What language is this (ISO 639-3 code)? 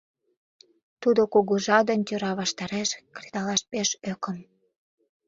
chm